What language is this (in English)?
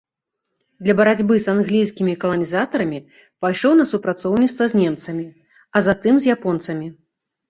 Belarusian